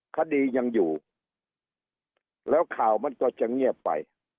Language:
Thai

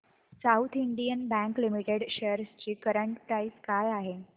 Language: Marathi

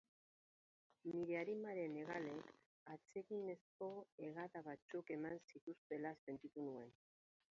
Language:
Basque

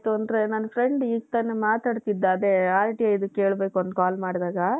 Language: Kannada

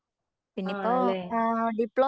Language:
Malayalam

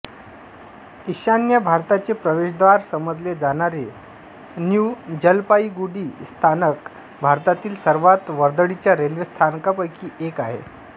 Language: Marathi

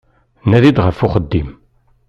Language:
Kabyle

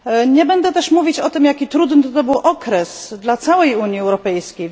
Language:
Polish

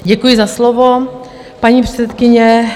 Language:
Czech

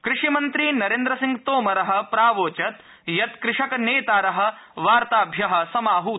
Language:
Sanskrit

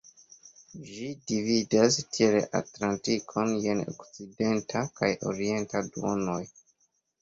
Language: Esperanto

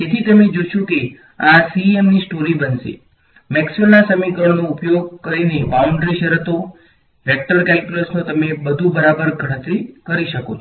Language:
Gujarati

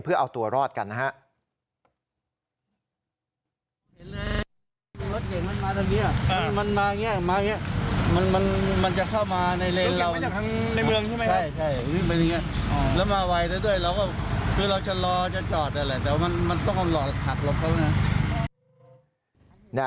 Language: Thai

